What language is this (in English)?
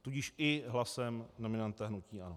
Czech